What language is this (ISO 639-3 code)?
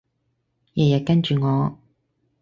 yue